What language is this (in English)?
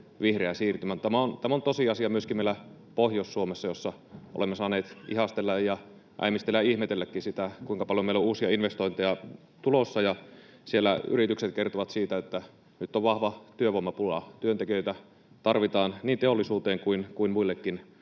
Finnish